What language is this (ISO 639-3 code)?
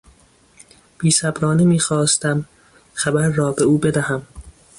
fas